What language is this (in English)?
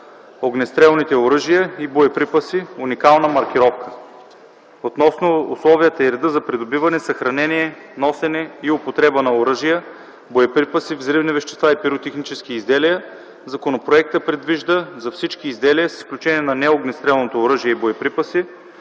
Bulgarian